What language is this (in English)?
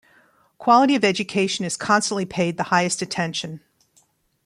English